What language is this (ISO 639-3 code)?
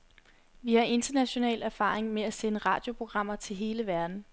dan